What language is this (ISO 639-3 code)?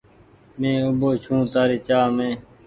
gig